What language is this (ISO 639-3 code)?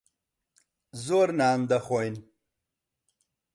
ckb